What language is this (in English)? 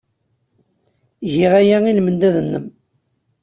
Kabyle